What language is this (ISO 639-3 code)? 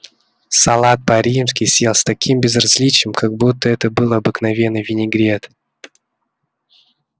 rus